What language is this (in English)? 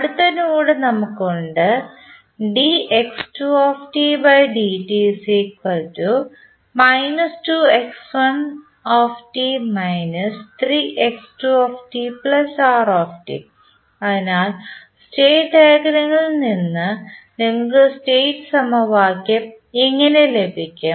Malayalam